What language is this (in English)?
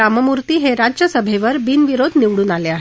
Marathi